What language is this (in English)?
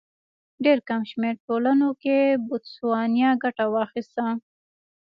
Pashto